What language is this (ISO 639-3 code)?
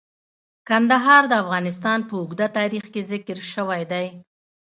pus